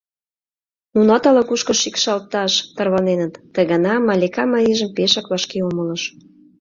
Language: Mari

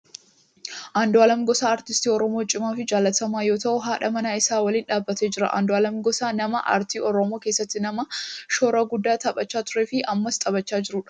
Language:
Oromo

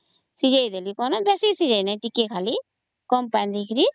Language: Odia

